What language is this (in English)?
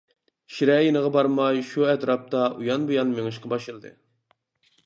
Uyghur